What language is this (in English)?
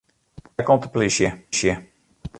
Western Frisian